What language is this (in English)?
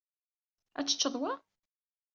Kabyle